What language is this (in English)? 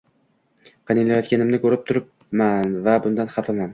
Uzbek